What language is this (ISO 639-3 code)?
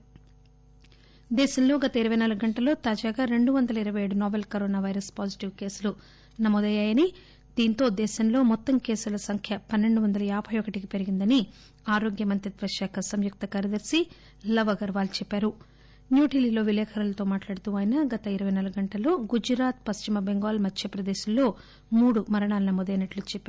tel